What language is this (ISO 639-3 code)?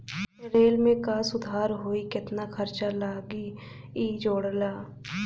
bho